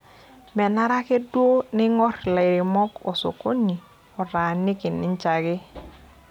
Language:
Masai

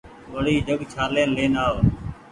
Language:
Goaria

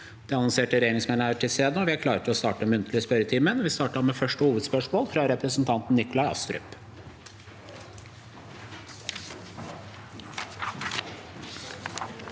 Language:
Norwegian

